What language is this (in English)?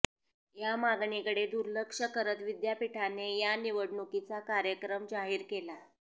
Marathi